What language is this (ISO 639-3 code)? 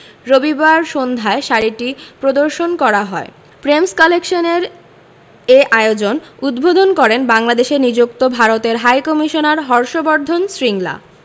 ben